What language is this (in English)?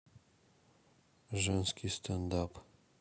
Russian